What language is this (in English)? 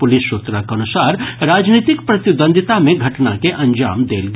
Maithili